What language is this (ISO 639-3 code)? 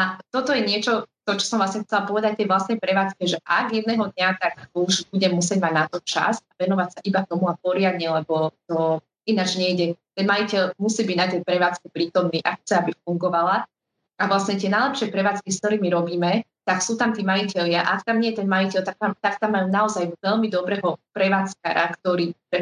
slk